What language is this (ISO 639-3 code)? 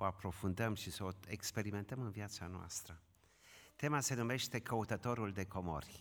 ron